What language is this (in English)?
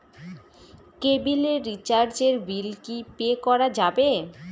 Bangla